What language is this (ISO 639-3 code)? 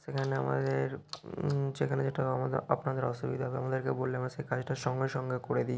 ben